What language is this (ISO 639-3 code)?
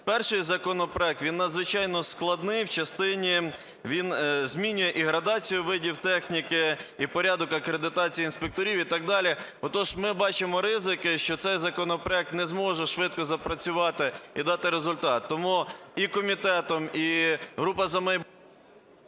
ukr